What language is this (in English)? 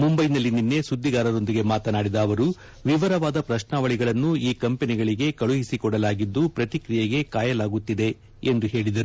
Kannada